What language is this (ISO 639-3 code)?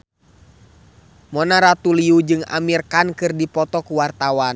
sun